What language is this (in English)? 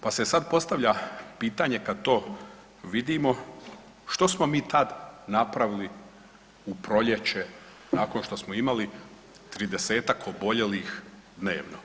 Croatian